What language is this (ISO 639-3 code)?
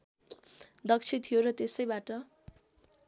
nep